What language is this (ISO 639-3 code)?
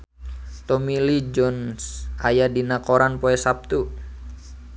sun